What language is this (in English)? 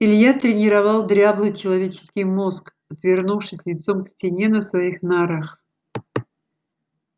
Russian